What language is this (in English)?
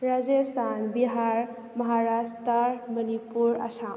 Manipuri